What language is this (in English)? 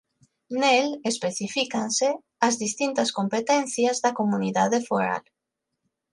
Galician